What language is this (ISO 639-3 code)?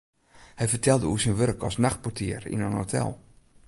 fry